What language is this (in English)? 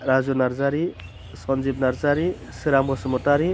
Bodo